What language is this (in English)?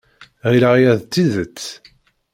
Kabyle